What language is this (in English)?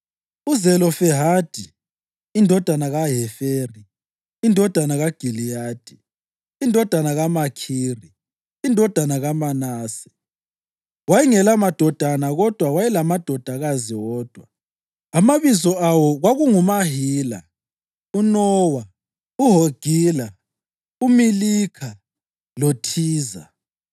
North Ndebele